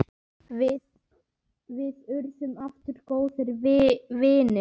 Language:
Icelandic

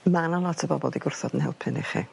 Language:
Welsh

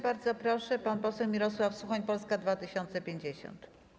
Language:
Polish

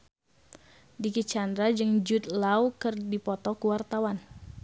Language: Sundanese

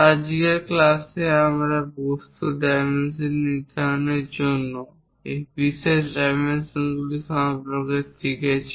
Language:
Bangla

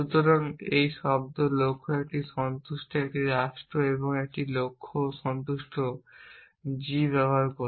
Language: Bangla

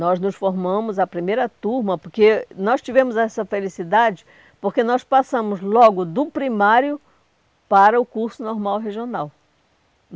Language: Portuguese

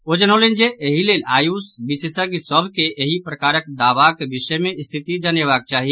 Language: Maithili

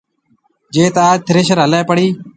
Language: Marwari (Pakistan)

